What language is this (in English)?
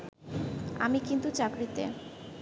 Bangla